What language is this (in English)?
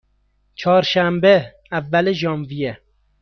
Persian